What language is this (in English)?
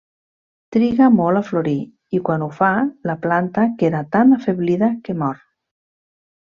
Catalan